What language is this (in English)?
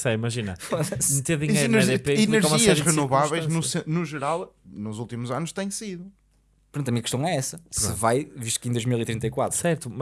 Portuguese